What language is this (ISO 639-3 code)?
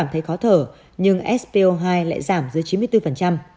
vie